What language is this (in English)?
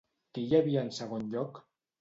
Catalan